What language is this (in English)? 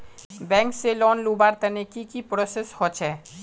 Magahi